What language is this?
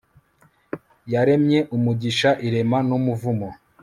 Kinyarwanda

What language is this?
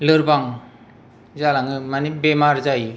Bodo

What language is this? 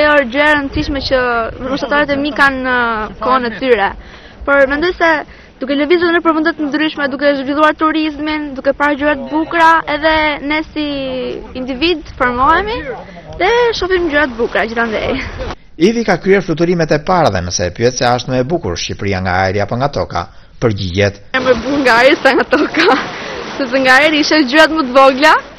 Lithuanian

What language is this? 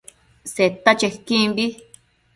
Matsés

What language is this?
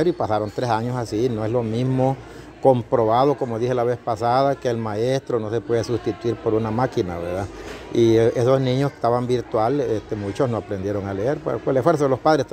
Spanish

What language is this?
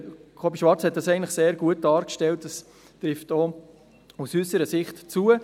Swiss German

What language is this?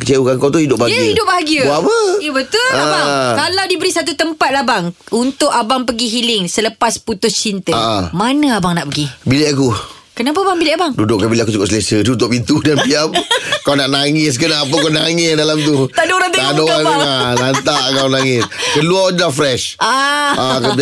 Malay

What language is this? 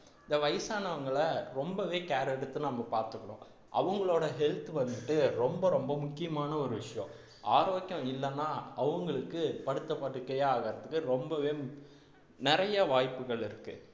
Tamil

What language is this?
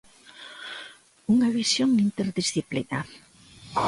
Galician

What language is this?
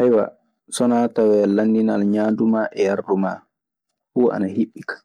Maasina Fulfulde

